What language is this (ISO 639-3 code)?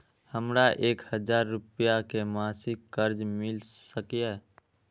mai